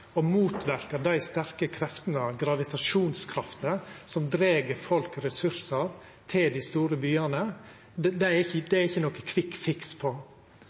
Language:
Norwegian Nynorsk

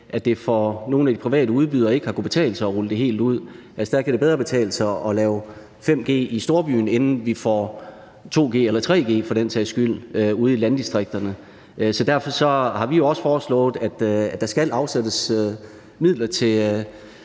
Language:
Danish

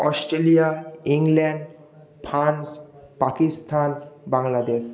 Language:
Bangla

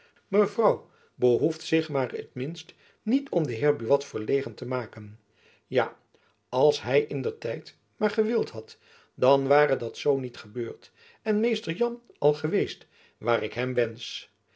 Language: Dutch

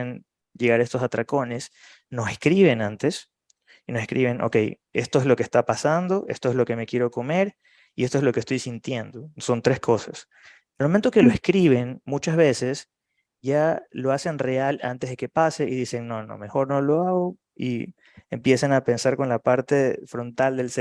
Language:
Spanish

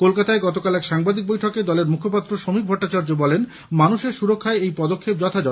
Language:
Bangla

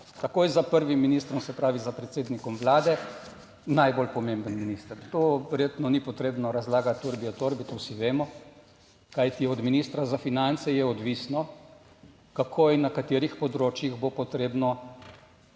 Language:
Slovenian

